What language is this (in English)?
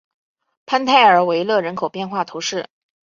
Chinese